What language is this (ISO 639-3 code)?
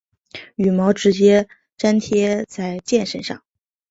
zho